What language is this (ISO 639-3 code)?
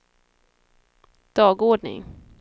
swe